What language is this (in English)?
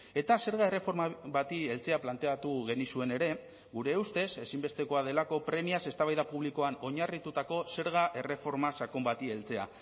Basque